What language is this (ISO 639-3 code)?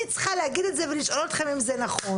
heb